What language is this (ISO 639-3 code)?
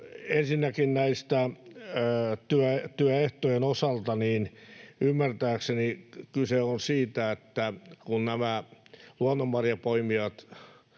fin